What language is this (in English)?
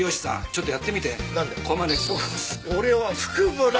Japanese